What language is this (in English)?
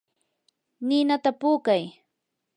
Yanahuanca Pasco Quechua